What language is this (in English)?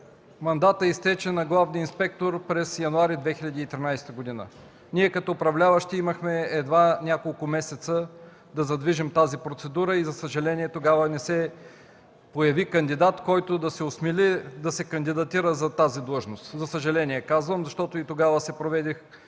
Bulgarian